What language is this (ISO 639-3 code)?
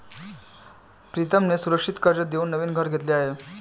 mar